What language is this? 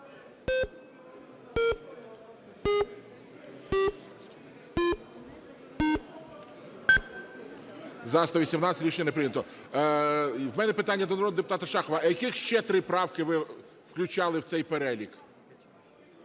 Ukrainian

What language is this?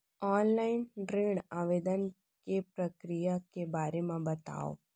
Chhattisgarhi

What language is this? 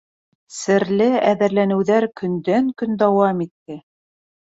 Bashkir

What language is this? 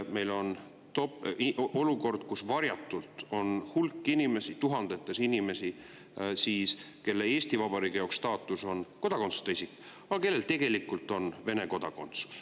Estonian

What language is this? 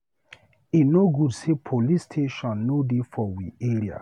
Nigerian Pidgin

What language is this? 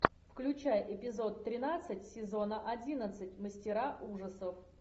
Russian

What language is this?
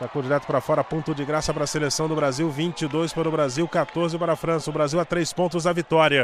Portuguese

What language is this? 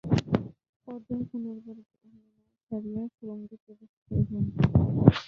Bangla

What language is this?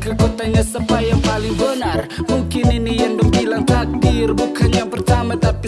Indonesian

